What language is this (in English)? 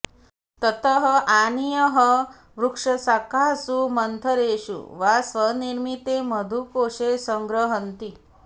Sanskrit